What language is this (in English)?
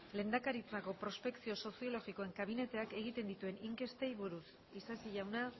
Basque